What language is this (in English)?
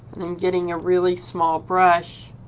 English